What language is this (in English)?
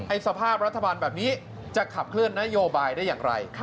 Thai